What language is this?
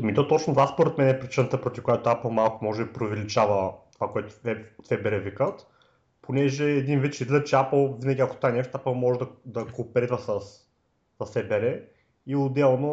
Bulgarian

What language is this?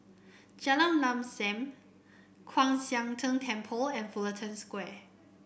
English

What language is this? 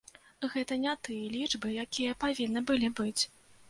Belarusian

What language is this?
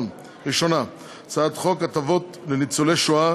Hebrew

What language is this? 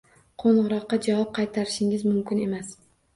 Uzbek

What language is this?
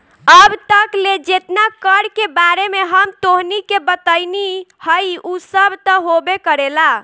Bhojpuri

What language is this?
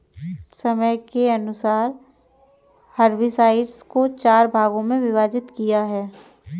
Hindi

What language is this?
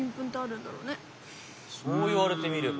Japanese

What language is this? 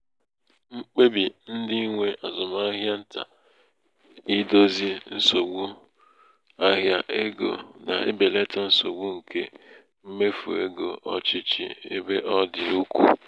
Igbo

